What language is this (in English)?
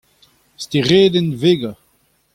Breton